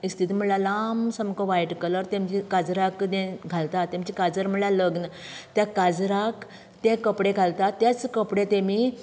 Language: Konkani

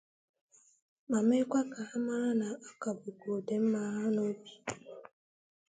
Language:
Igbo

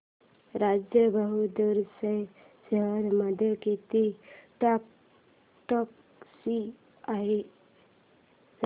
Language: Marathi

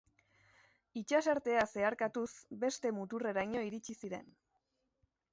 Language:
Basque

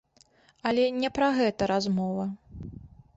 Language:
Belarusian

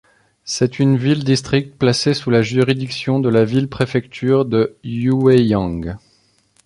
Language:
French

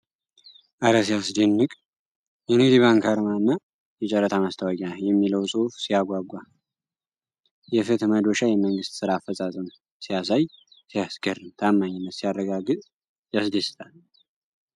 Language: Amharic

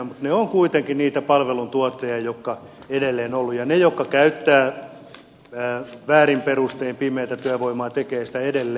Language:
Finnish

